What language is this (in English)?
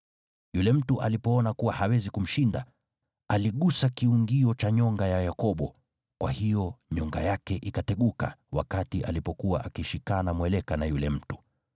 Swahili